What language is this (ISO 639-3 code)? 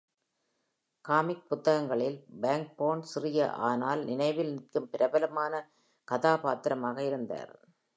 tam